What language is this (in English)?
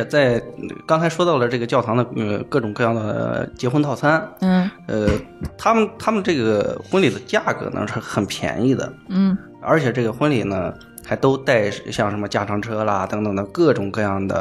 Chinese